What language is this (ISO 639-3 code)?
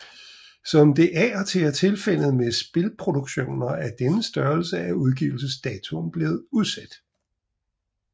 dan